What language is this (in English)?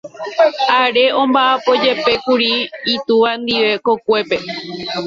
Guarani